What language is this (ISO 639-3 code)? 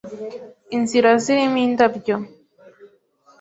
kin